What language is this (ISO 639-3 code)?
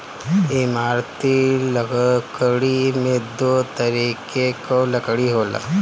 bho